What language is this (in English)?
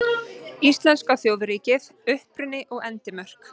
Icelandic